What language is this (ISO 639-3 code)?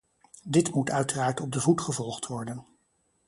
nld